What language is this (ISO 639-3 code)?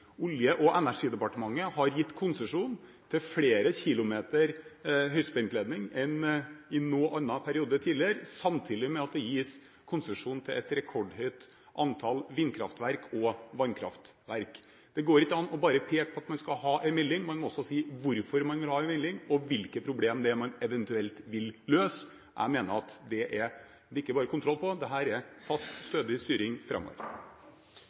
nob